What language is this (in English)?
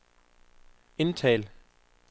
Danish